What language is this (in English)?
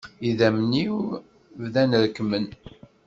Kabyle